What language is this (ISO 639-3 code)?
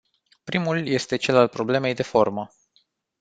ron